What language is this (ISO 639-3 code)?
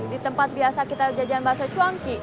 ind